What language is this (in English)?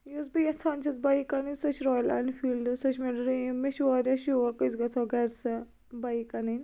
Kashmiri